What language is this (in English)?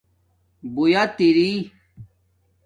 Domaaki